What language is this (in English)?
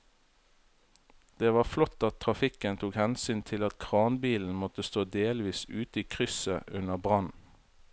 Norwegian